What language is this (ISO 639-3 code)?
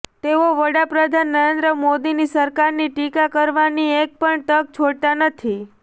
guj